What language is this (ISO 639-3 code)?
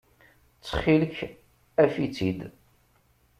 kab